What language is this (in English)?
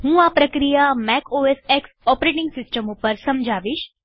Gujarati